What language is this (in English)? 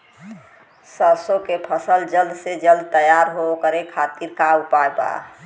Bhojpuri